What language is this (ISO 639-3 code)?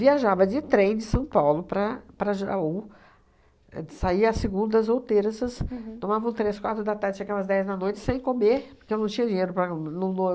por